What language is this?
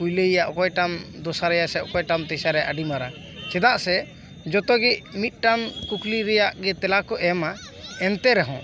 Santali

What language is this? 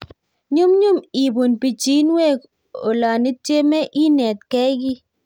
Kalenjin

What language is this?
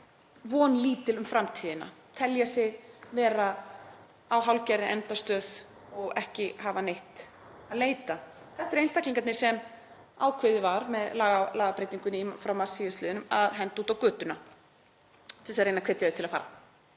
Icelandic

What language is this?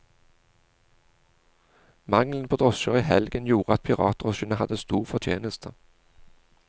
Norwegian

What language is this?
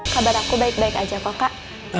Indonesian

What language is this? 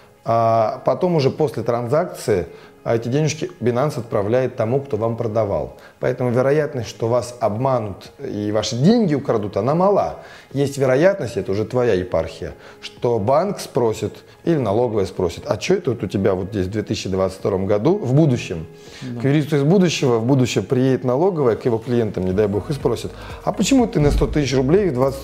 Russian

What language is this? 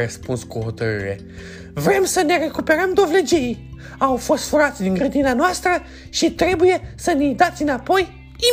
Romanian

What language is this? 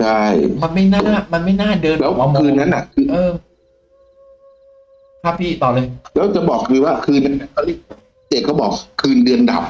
Thai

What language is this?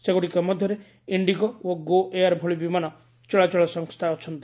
Odia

